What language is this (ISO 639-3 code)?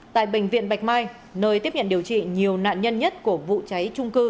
vie